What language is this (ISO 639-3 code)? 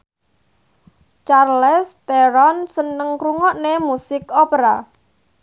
jav